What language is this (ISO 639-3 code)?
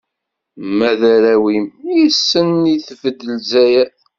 kab